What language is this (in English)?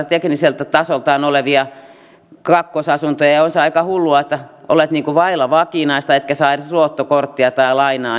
Finnish